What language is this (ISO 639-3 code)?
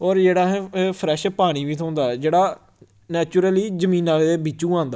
doi